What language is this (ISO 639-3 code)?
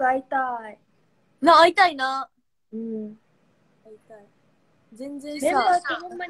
jpn